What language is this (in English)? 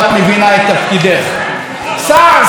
Hebrew